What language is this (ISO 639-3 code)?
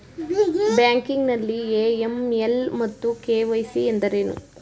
kan